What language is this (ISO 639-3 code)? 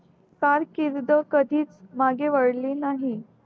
mar